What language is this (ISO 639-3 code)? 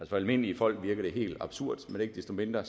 dan